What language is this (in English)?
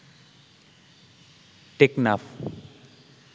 Bangla